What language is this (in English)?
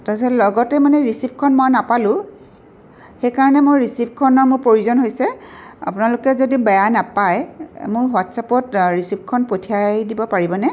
Assamese